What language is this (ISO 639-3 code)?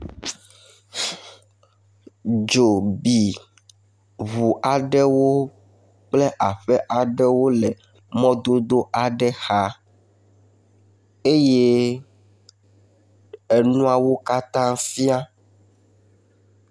ewe